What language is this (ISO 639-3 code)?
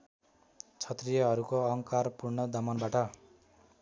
nep